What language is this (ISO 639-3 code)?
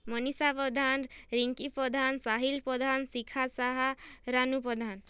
ori